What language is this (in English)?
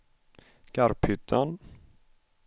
Swedish